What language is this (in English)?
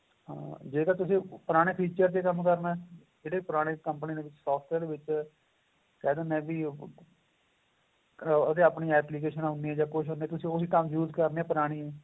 Punjabi